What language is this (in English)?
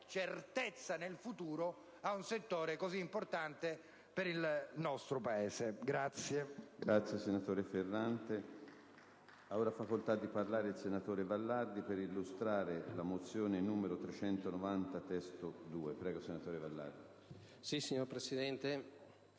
Italian